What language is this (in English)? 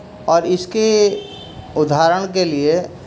Urdu